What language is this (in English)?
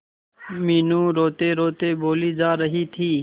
Hindi